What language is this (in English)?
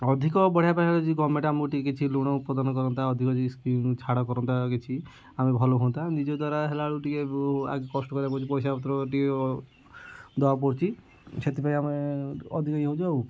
Odia